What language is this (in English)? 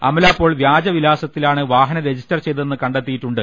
Malayalam